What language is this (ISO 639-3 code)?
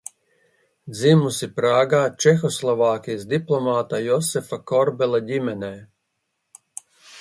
lav